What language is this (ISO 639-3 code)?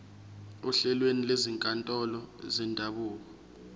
zul